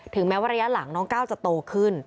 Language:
Thai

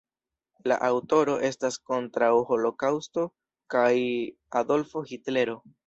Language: Esperanto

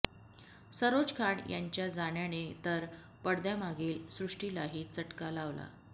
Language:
Marathi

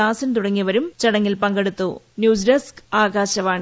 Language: Malayalam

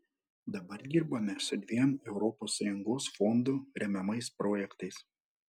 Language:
Lithuanian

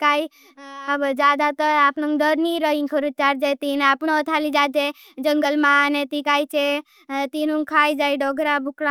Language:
Bhili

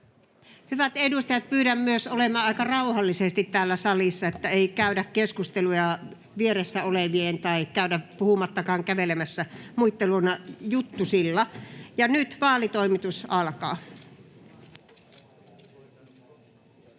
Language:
Finnish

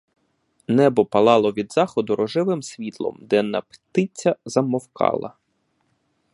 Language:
Ukrainian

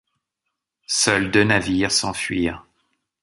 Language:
French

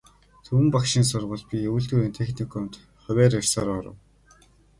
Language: Mongolian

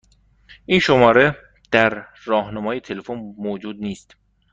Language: Persian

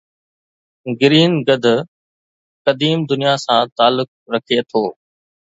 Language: Sindhi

